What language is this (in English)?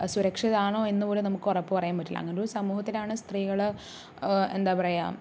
Malayalam